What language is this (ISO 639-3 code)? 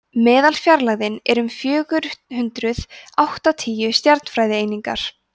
isl